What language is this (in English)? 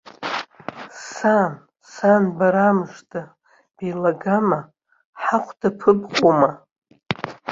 Abkhazian